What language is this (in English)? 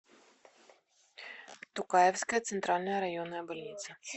Russian